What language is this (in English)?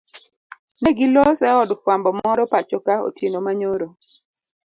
Luo (Kenya and Tanzania)